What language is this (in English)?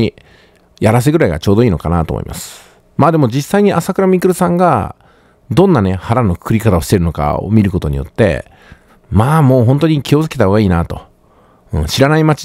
Japanese